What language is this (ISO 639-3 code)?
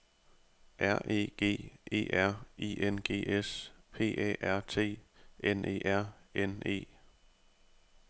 dan